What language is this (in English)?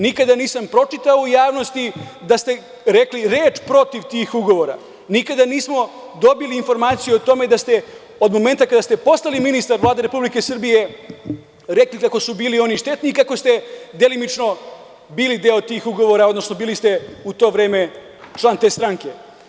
Serbian